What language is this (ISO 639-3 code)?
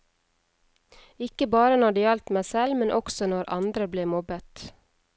nor